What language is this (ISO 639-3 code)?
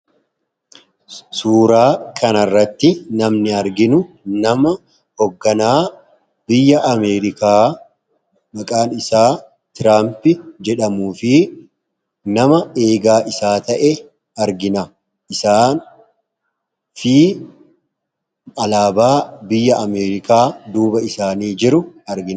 orm